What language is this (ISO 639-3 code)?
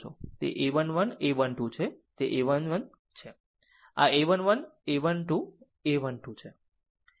guj